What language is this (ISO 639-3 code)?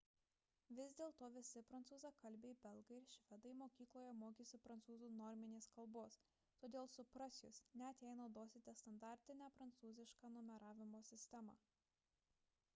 lit